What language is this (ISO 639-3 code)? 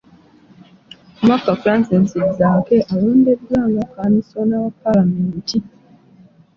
lug